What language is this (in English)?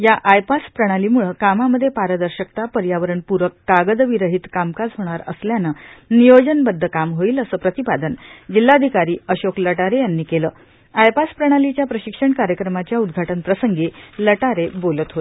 Marathi